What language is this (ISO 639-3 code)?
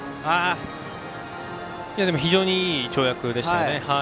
jpn